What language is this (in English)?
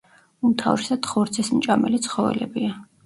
Georgian